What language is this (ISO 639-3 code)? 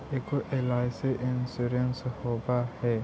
mag